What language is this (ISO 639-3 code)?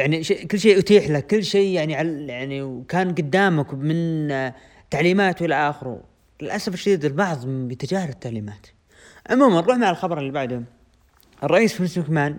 ara